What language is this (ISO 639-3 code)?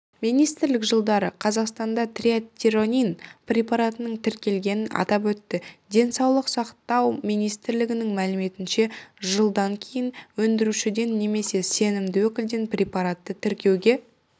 kaz